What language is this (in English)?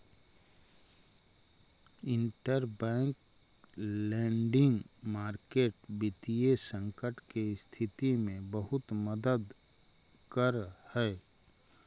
Magahi